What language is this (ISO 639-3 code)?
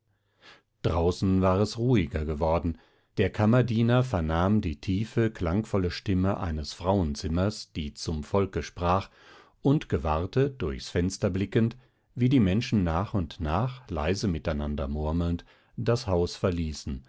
deu